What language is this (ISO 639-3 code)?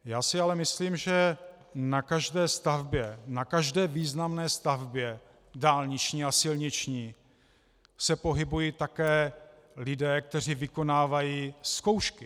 ces